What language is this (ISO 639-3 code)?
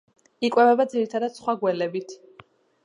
kat